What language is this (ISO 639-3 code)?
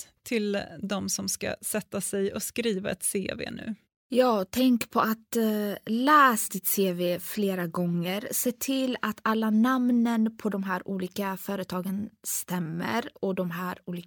swe